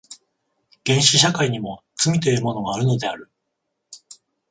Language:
Japanese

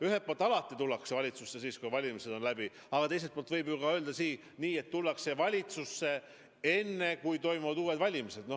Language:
Estonian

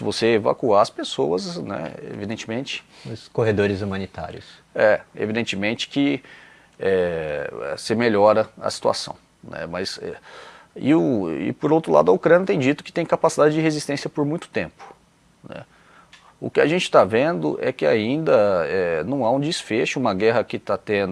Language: Portuguese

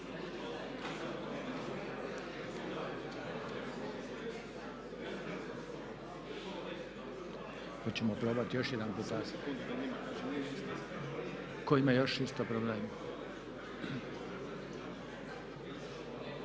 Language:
Croatian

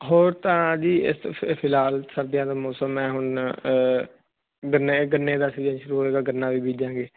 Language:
Punjabi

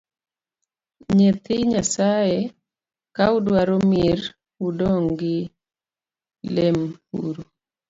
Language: Luo (Kenya and Tanzania)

